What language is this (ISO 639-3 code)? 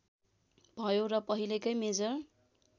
nep